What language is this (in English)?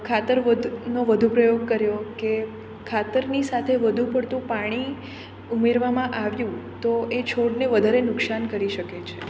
Gujarati